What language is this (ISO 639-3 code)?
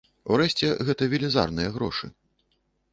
bel